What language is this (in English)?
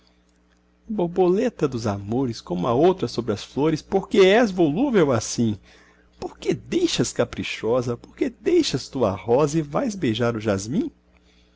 Portuguese